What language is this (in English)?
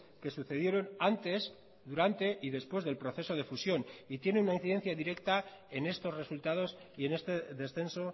Spanish